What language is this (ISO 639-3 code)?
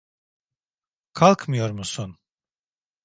tur